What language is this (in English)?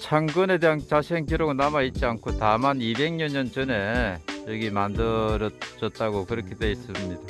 Korean